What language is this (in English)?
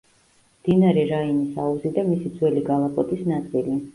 Georgian